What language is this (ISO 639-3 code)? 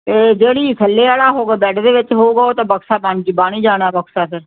pan